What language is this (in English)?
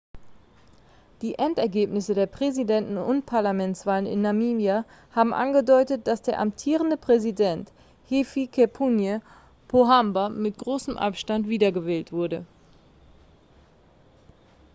German